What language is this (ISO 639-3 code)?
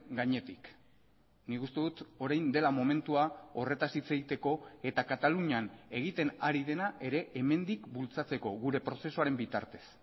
eus